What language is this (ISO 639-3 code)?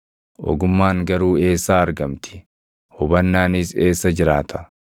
orm